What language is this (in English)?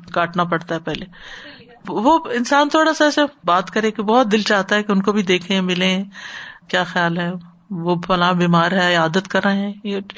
Urdu